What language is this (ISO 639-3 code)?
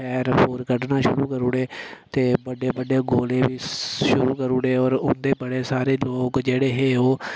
doi